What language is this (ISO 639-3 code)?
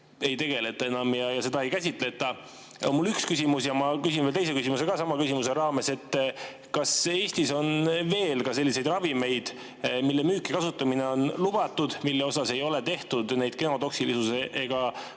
est